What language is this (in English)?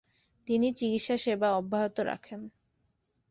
Bangla